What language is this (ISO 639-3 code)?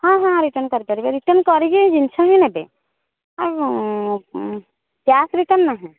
ori